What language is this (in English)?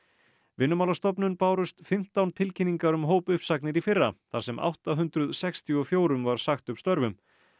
Icelandic